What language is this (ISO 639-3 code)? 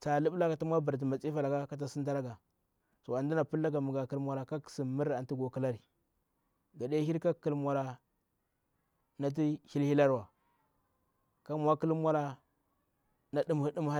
bwr